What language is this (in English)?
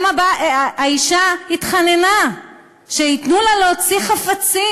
Hebrew